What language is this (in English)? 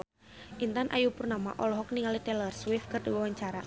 Sundanese